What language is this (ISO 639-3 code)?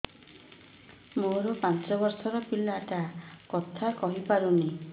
ori